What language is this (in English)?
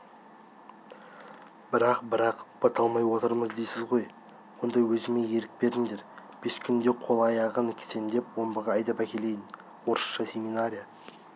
Kazakh